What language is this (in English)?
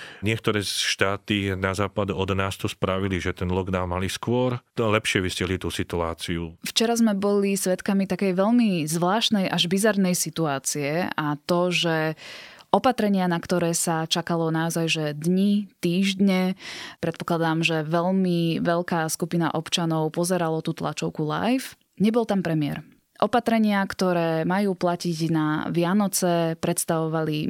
Slovak